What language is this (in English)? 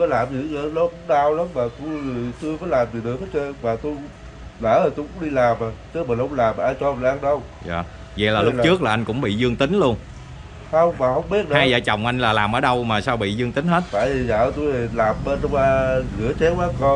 Vietnamese